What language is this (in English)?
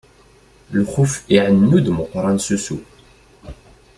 Kabyle